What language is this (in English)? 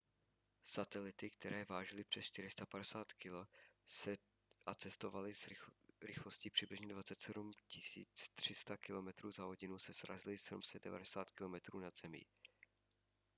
Czech